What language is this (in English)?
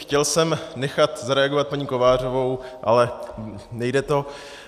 Czech